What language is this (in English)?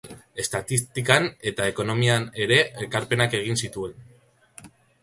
Basque